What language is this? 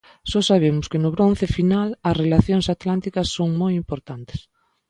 Galician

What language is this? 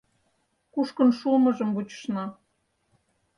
Mari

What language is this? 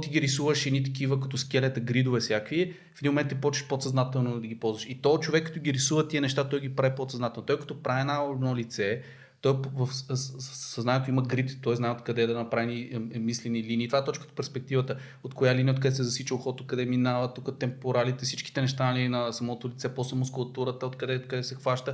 Bulgarian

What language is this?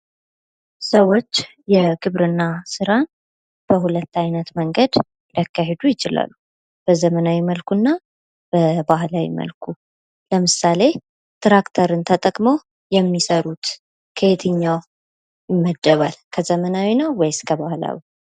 Amharic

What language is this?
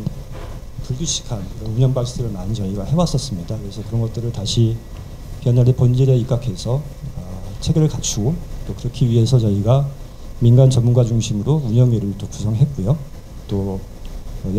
Korean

